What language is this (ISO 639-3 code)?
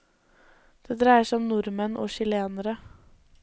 nor